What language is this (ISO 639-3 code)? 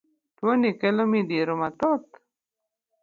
luo